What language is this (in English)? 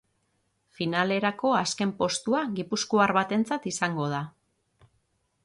Basque